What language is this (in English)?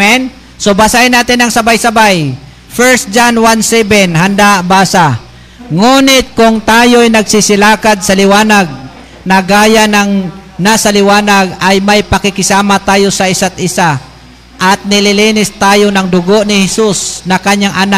Filipino